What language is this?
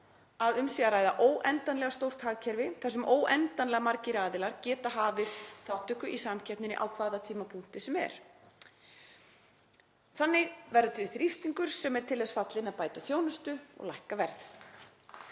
Icelandic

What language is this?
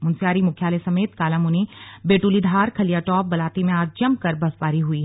Hindi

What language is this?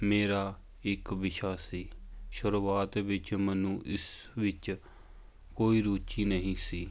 Punjabi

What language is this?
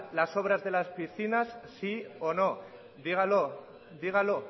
Spanish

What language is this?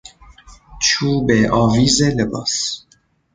Persian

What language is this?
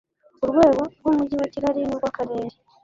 Kinyarwanda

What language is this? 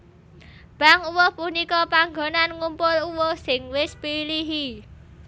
Javanese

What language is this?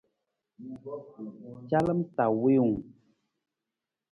Nawdm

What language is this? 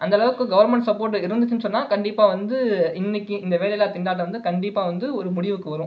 Tamil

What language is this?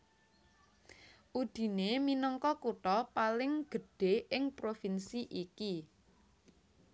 Javanese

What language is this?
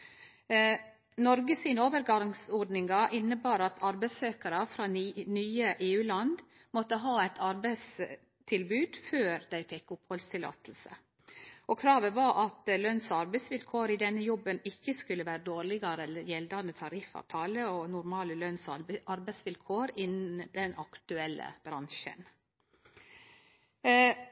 Norwegian Nynorsk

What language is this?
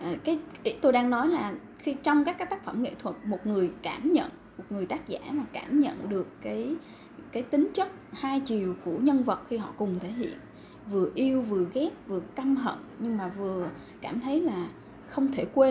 Vietnamese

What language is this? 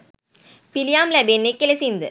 Sinhala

